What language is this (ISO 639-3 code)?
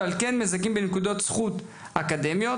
heb